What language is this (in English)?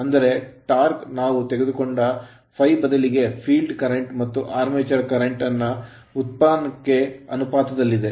Kannada